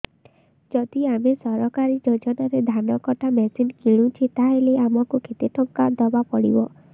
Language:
Odia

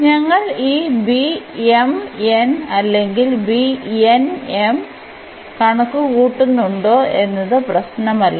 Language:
Malayalam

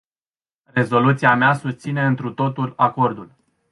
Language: Romanian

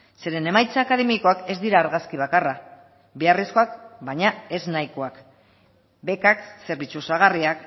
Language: Basque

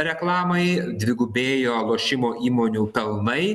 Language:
Lithuanian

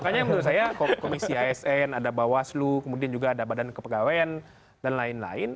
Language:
Indonesian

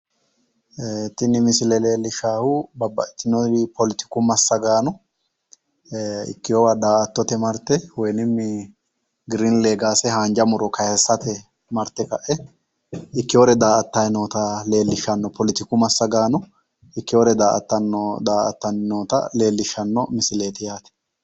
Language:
Sidamo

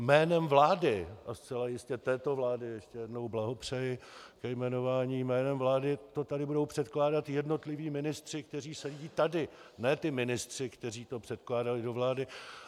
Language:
Czech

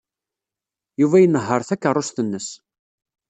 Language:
Kabyle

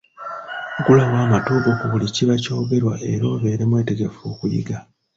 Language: Ganda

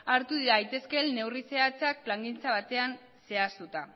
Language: Basque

